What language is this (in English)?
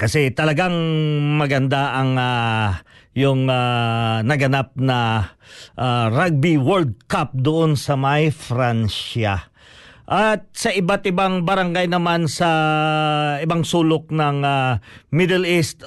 Filipino